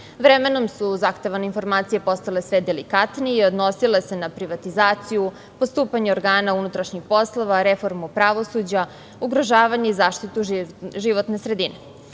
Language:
Serbian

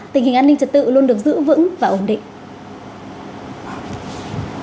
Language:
Vietnamese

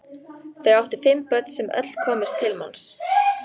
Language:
Icelandic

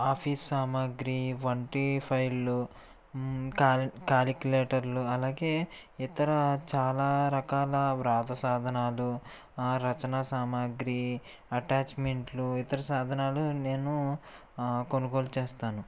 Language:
Telugu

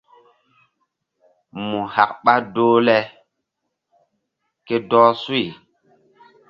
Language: Mbum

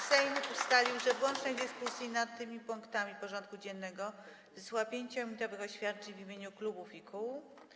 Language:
Polish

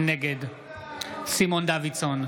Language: Hebrew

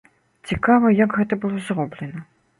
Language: Belarusian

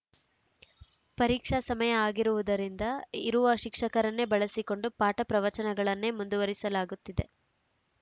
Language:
Kannada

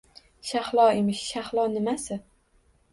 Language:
Uzbek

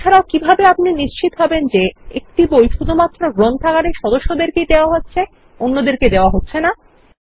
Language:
Bangla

